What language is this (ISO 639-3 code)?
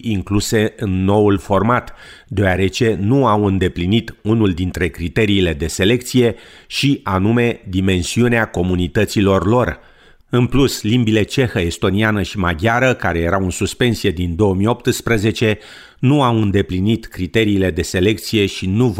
ron